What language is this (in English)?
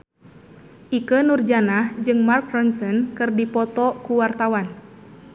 Sundanese